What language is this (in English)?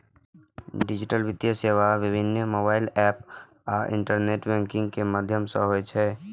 Maithili